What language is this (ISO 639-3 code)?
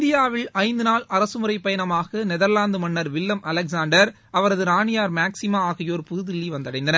tam